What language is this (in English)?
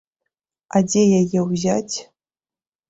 Belarusian